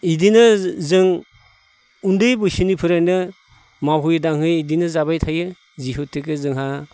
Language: Bodo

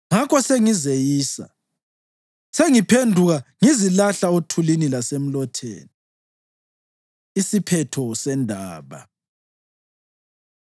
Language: North Ndebele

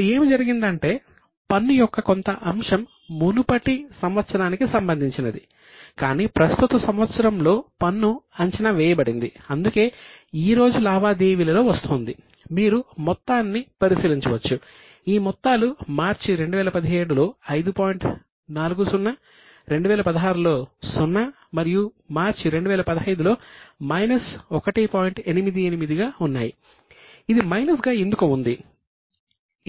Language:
Telugu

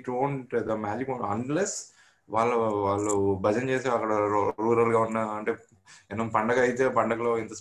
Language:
Telugu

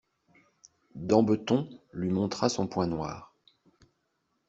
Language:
French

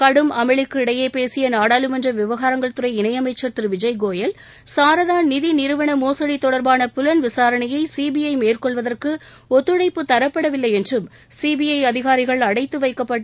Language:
Tamil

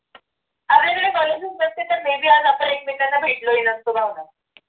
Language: Marathi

